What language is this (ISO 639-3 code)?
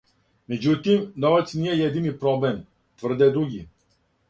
srp